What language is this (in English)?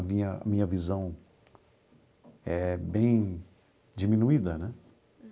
Portuguese